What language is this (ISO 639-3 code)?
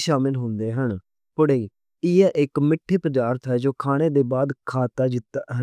lah